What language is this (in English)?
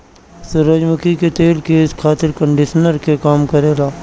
Bhojpuri